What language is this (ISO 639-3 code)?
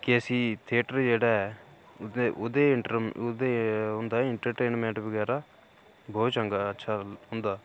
doi